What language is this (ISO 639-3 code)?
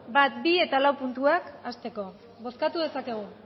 eus